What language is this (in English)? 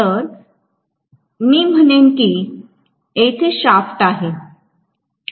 Marathi